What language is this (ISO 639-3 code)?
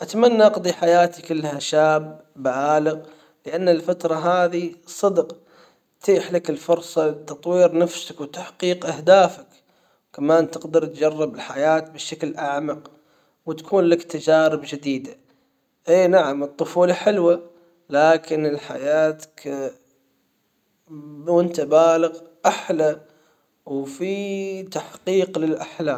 acw